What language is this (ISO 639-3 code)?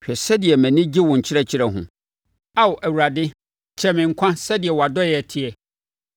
aka